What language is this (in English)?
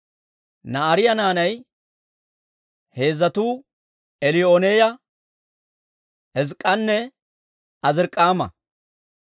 Dawro